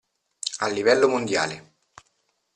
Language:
Italian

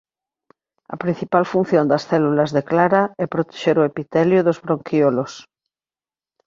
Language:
Galician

